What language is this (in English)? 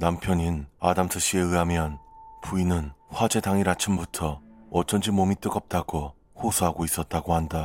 Korean